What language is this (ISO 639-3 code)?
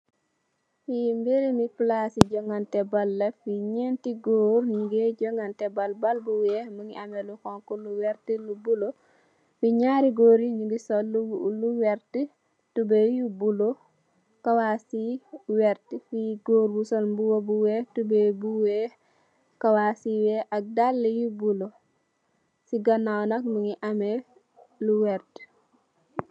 wol